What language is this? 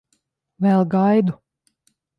Latvian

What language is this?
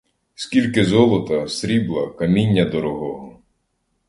Ukrainian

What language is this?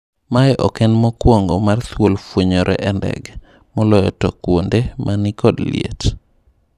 Luo (Kenya and Tanzania)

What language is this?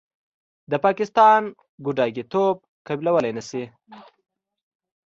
Pashto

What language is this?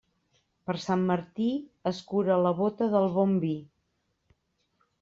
Catalan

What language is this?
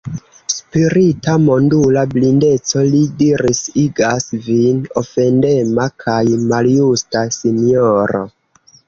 Esperanto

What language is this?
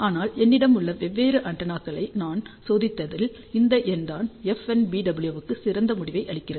Tamil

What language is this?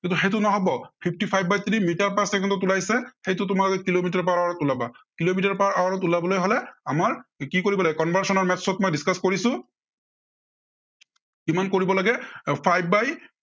Assamese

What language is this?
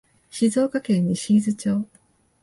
Japanese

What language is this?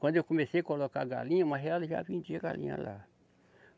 Portuguese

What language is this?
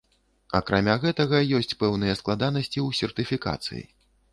Belarusian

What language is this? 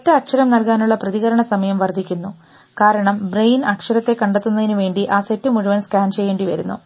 Malayalam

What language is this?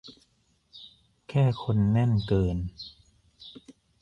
Thai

